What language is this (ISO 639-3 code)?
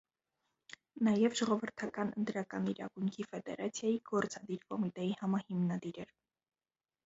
hye